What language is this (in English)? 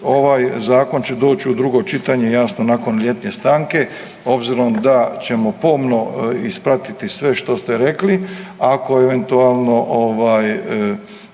Croatian